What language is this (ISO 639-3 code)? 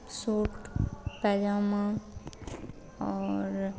hin